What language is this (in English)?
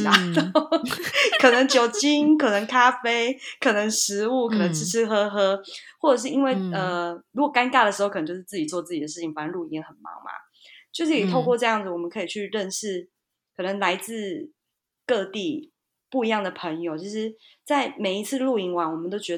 Chinese